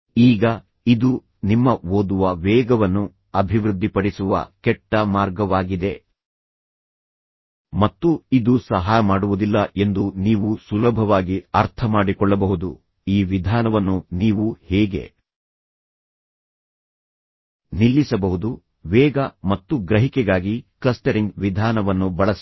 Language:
Kannada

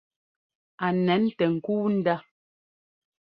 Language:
Ngomba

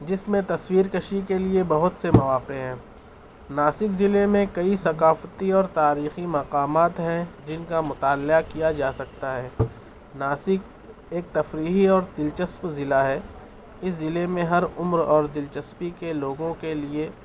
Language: Urdu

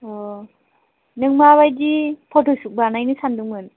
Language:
Bodo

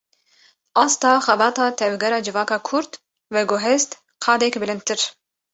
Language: Kurdish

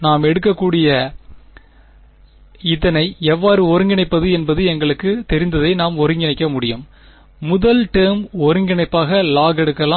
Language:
Tamil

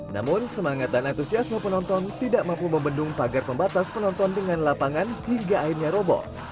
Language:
Indonesian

